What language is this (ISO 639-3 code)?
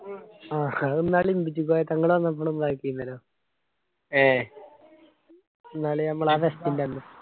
mal